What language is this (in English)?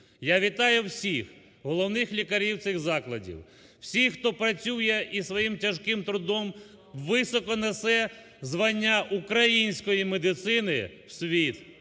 Ukrainian